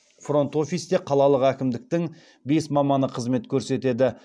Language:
Kazakh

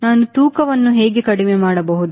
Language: Kannada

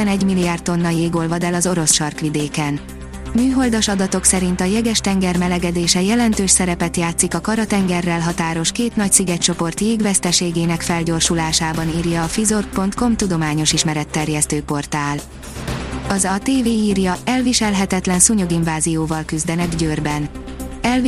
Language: Hungarian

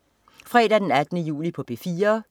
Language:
Danish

